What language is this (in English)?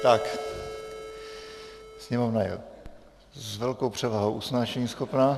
Czech